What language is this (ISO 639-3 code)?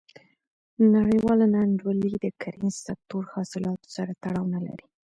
pus